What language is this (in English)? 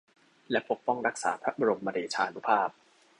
Thai